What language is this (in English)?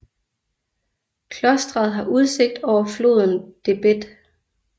Danish